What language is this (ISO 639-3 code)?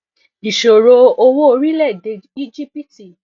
yor